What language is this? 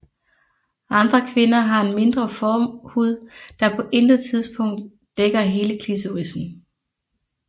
Danish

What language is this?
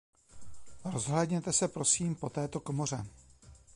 Czech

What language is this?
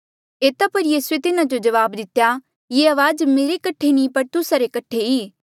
Mandeali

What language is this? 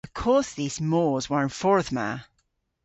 Cornish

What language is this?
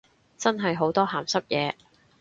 Cantonese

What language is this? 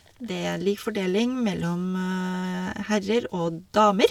Norwegian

